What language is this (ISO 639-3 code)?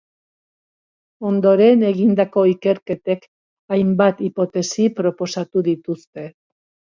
eus